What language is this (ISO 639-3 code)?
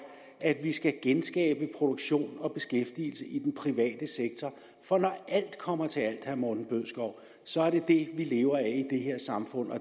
dan